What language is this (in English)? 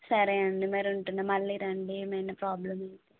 Telugu